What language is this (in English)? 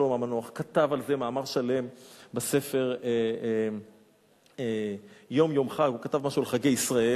Hebrew